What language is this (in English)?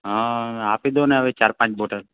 Gujarati